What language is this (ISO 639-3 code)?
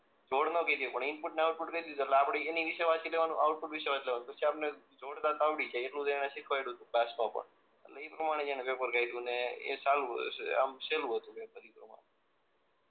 guj